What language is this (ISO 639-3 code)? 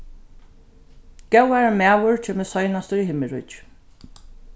fao